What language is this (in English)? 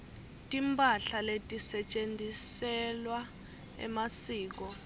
Swati